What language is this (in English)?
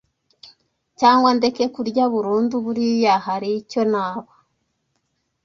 Kinyarwanda